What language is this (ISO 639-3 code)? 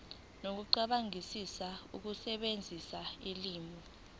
zul